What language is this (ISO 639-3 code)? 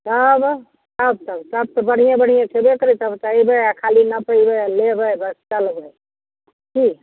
mai